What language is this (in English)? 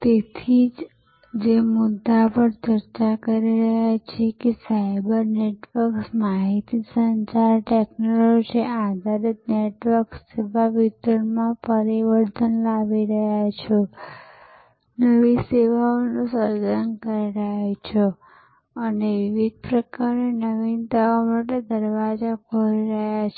Gujarati